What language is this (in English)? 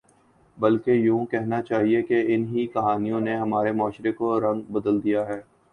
Urdu